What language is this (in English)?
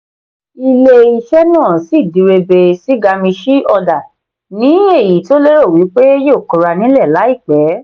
Yoruba